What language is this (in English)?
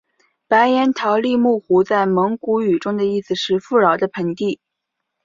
Chinese